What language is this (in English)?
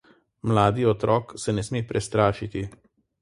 Slovenian